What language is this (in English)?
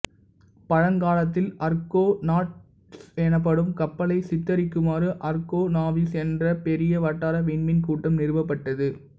Tamil